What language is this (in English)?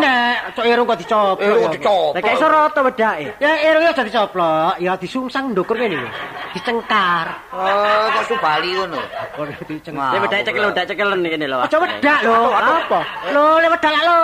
Indonesian